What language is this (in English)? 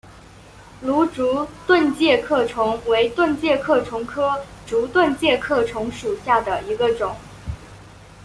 Chinese